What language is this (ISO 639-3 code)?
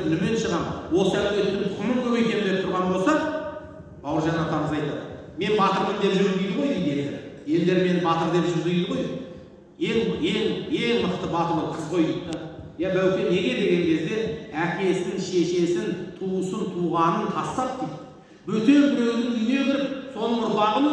tur